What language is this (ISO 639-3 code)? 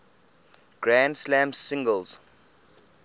eng